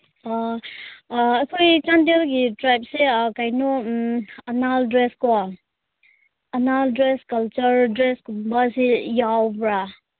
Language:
Manipuri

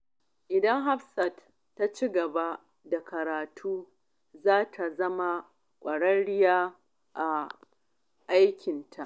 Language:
Hausa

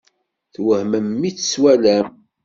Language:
Kabyle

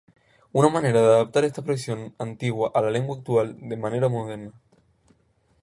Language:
Spanish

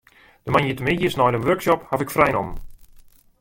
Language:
Western Frisian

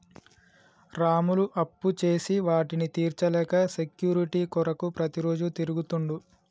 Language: Telugu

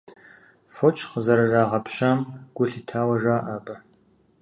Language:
Kabardian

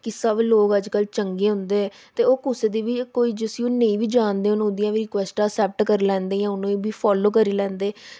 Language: Dogri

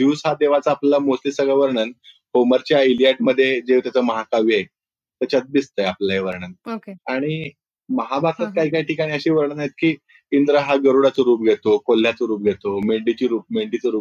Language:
Marathi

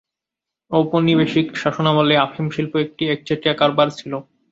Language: Bangla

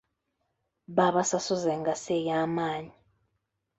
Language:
Ganda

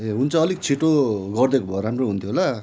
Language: Nepali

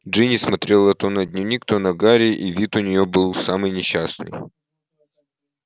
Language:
Russian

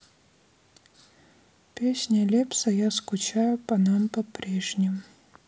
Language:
Russian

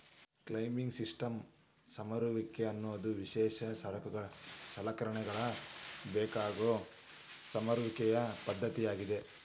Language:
Kannada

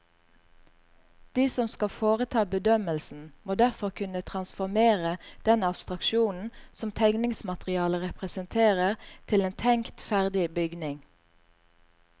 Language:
Norwegian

